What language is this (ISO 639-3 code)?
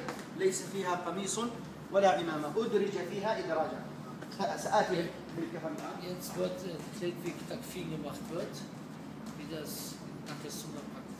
ara